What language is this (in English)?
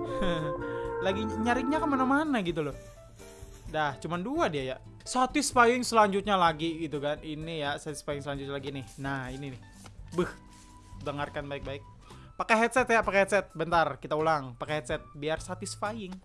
Indonesian